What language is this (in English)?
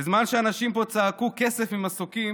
Hebrew